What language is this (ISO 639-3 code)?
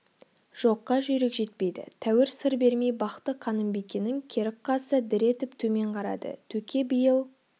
kaz